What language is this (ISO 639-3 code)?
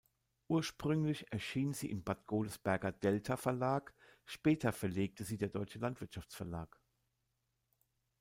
deu